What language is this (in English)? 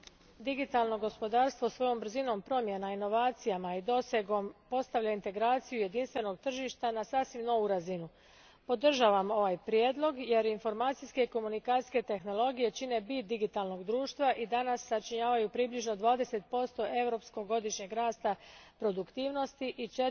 Croatian